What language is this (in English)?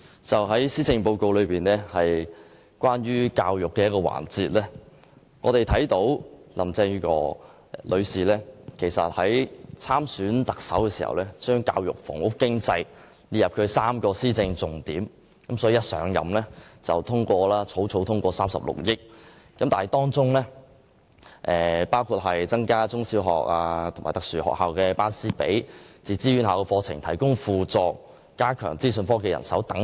Cantonese